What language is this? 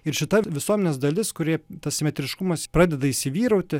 Lithuanian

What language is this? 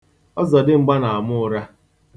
Igbo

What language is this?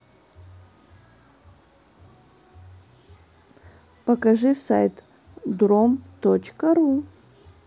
Russian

